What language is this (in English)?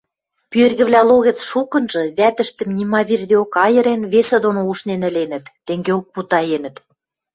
Western Mari